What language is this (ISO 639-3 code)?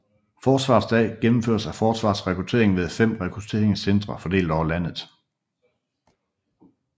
dan